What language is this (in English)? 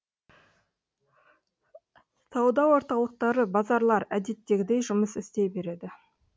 Kazakh